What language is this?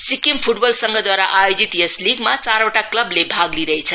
Nepali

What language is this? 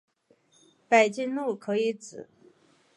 Chinese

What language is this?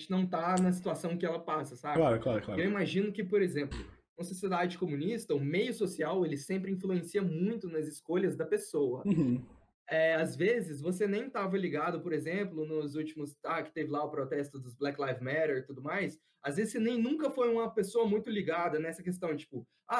Portuguese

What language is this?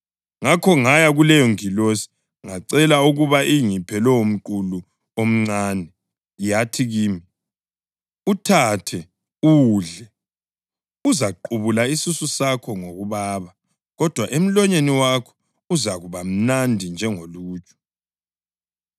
North Ndebele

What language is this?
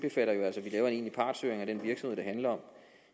Danish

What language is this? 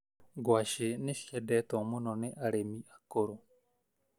Kikuyu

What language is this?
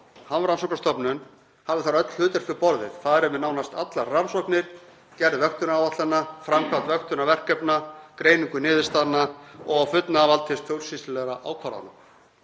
Icelandic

